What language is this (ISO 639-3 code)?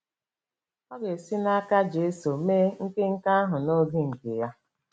ibo